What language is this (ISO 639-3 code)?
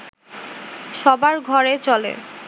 ben